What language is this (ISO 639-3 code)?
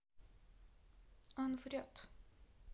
rus